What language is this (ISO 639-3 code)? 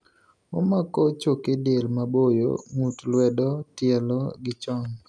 luo